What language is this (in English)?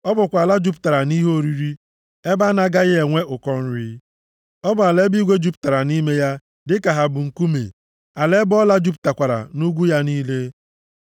Igbo